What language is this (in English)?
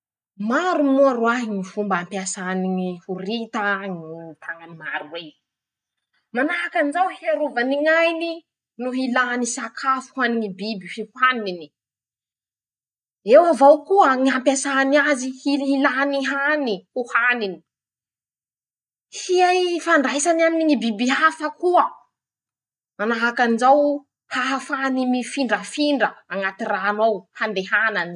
Masikoro Malagasy